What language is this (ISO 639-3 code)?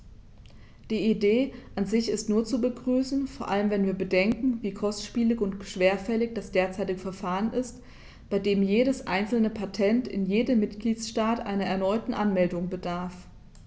deu